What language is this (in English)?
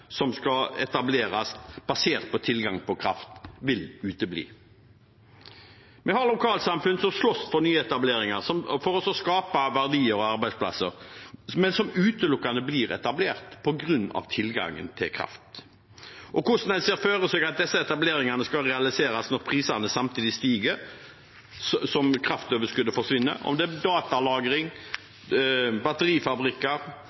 Norwegian Bokmål